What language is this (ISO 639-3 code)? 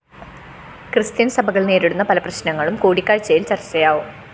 mal